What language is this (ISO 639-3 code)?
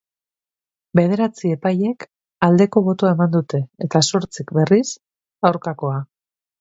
eus